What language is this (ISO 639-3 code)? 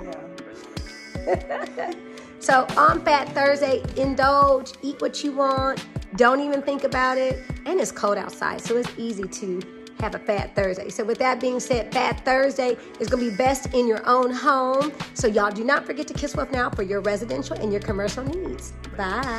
eng